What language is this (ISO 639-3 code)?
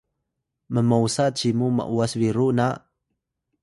tay